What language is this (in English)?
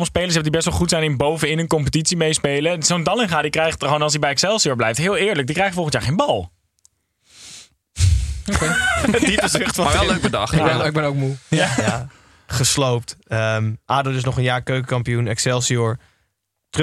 Dutch